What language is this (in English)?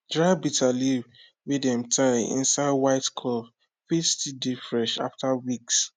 Nigerian Pidgin